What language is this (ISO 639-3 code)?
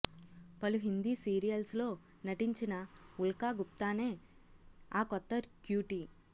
tel